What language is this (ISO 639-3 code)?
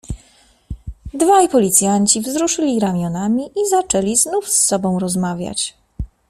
pol